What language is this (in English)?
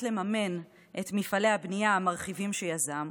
Hebrew